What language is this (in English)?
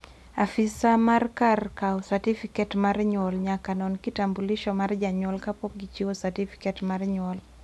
Luo (Kenya and Tanzania)